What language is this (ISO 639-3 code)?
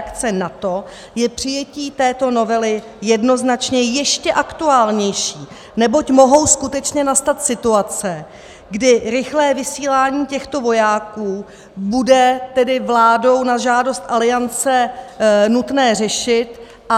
ces